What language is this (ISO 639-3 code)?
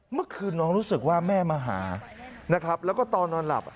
tha